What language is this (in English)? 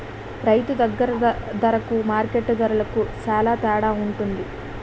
Telugu